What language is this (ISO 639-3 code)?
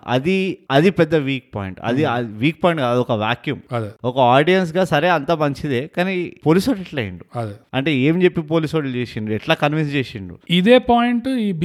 tel